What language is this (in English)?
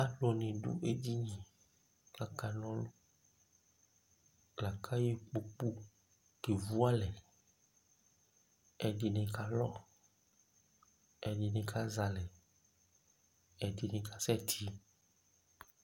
Ikposo